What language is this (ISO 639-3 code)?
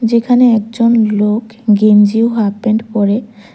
ben